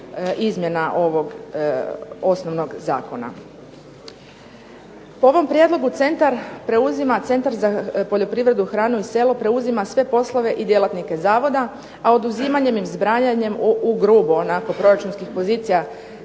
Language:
Croatian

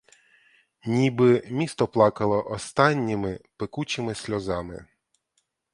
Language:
Ukrainian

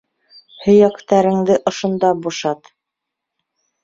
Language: Bashkir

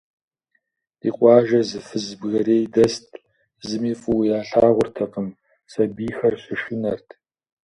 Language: Kabardian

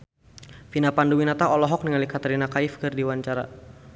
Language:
Sundanese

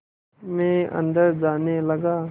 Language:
Hindi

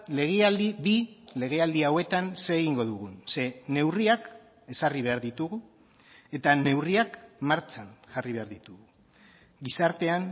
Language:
Basque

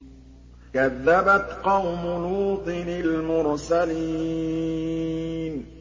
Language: Arabic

